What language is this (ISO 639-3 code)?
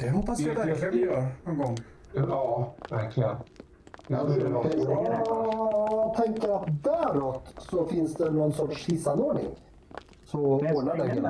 swe